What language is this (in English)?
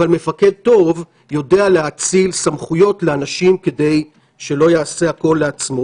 Hebrew